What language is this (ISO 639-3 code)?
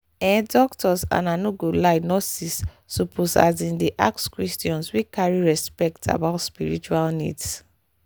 pcm